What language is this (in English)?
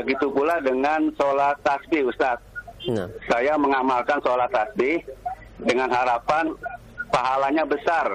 Indonesian